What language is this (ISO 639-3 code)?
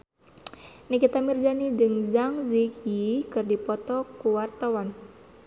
sun